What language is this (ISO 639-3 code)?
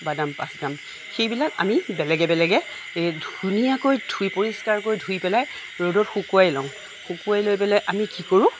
asm